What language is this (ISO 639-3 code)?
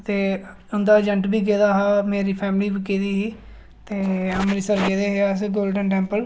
doi